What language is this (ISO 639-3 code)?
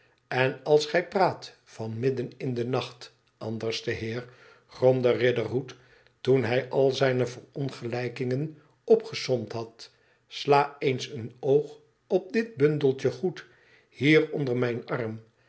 nld